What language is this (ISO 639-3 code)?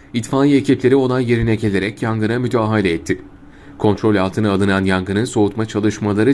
tur